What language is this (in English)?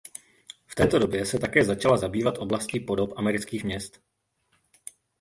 Czech